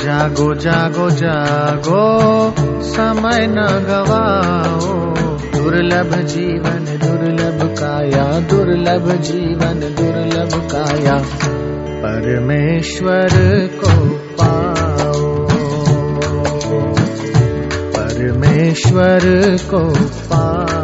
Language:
Hindi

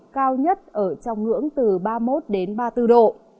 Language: Vietnamese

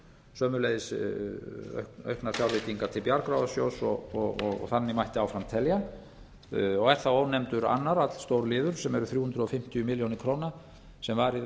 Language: Icelandic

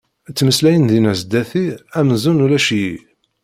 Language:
Kabyle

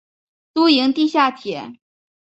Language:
Chinese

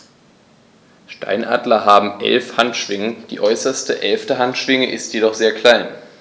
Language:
German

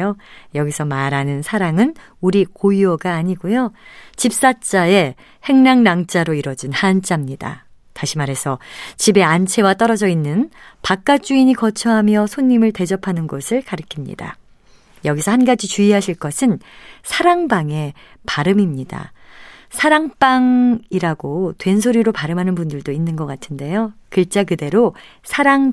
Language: Korean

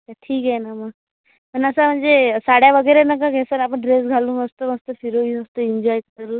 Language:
Marathi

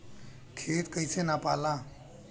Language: Bhojpuri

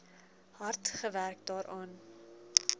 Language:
Afrikaans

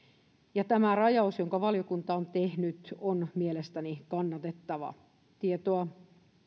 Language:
Finnish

